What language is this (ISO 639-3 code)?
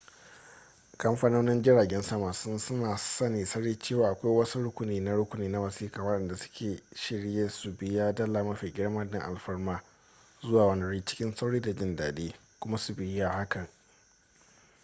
hau